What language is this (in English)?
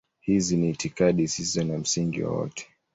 Swahili